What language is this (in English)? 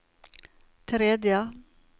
Norwegian